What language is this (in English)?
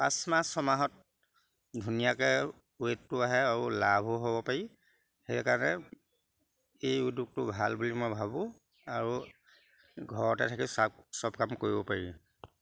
Assamese